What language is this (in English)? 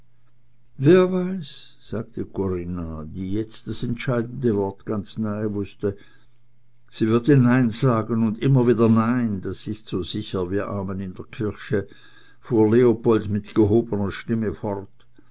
German